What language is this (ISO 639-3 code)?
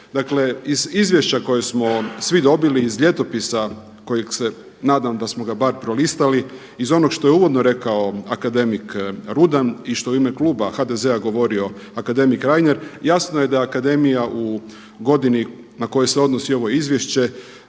hrv